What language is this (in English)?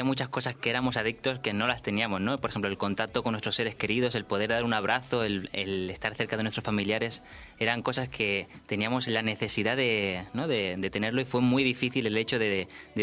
Spanish